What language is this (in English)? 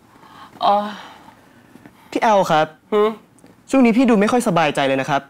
Thai